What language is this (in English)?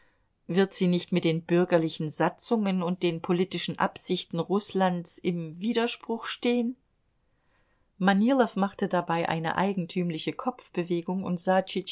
German